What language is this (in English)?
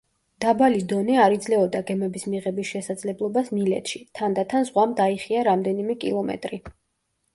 Georgian